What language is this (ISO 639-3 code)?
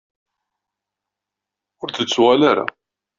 kab